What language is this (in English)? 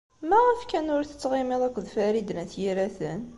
Kabyle